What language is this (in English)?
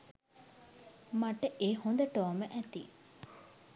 Sinhala